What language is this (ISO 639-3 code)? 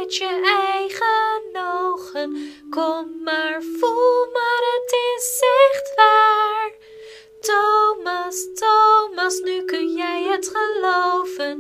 nld